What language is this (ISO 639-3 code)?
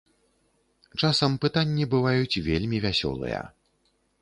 bel